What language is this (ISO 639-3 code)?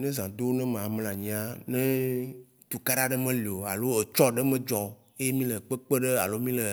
wci